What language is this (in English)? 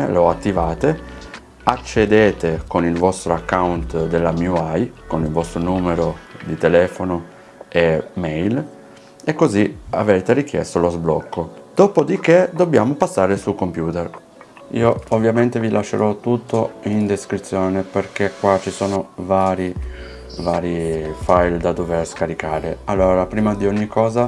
Italian